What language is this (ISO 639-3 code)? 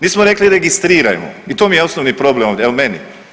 hrv